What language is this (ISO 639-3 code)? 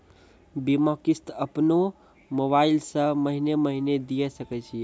mai